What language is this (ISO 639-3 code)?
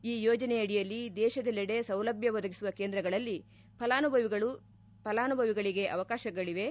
kan